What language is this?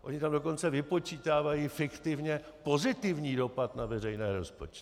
Czech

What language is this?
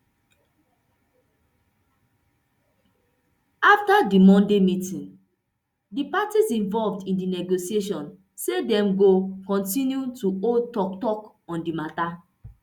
Nigerian Pidgin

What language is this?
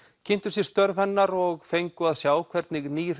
Icelandic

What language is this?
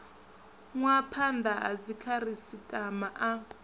Venda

